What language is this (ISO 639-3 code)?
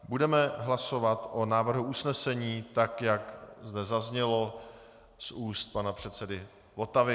ces